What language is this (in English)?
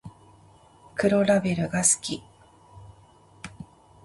Japanese